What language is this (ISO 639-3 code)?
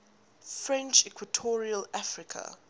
eng